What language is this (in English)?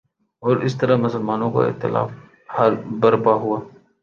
Urdu